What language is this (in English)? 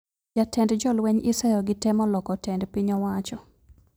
Luo (Kenya and Tanzania)